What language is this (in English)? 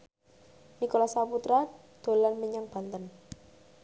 Javanese